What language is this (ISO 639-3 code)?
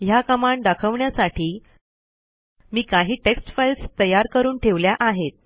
mar